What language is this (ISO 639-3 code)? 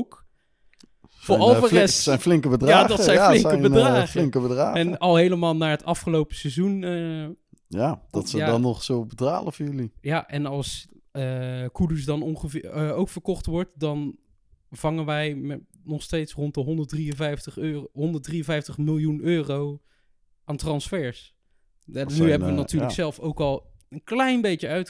nld